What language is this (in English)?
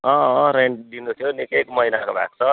Nepali